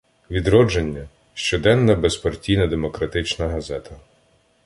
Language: Ukrainian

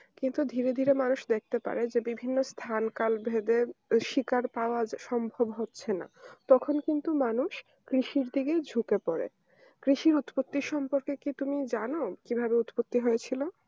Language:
Bangla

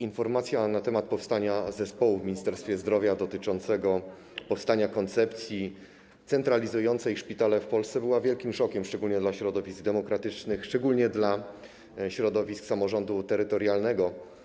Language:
Polish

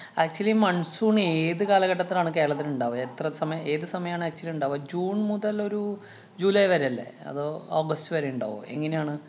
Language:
Malayalam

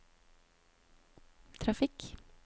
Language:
Norwegian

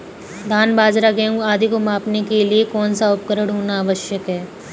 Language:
Hindi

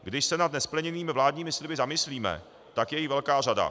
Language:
Czech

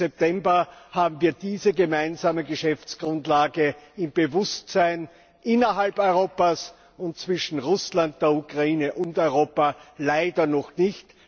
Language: German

